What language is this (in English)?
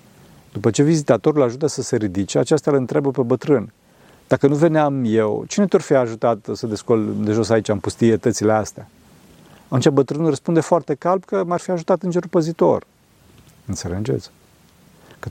Romanian